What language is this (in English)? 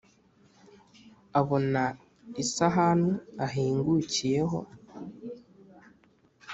Kinyarwanda